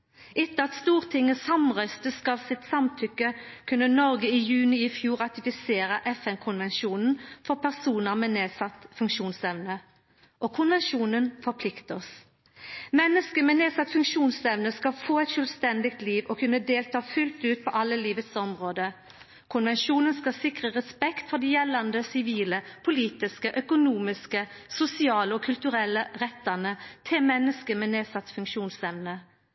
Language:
Norwegian Nynorsk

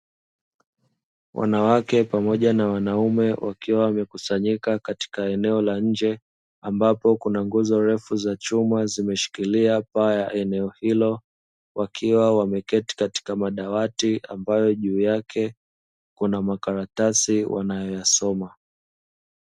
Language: Swahili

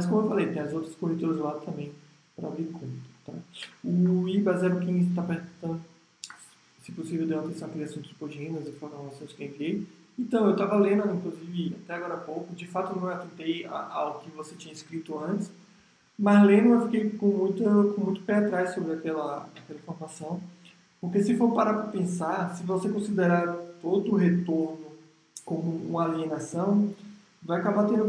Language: Portuguese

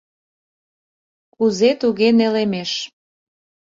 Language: Mari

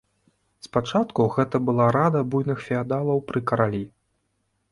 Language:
Belarusian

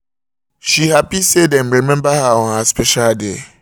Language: Nigerian Pidgin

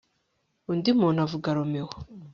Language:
Kinyarwanda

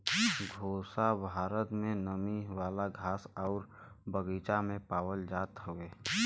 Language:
Bhojpuri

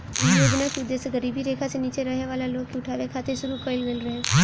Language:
Bhojpuri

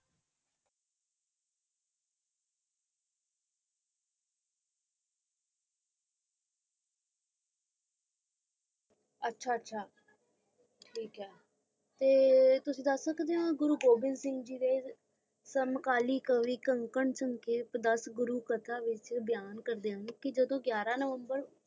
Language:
Punjabi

